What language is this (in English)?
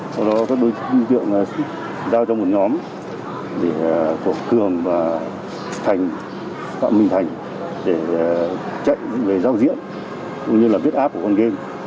Vietnamese